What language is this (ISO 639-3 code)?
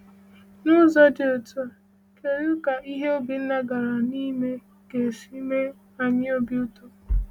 ibo